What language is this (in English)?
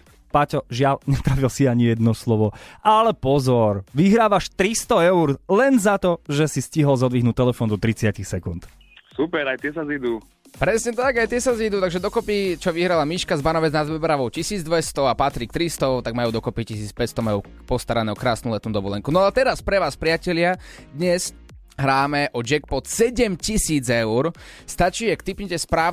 Slovak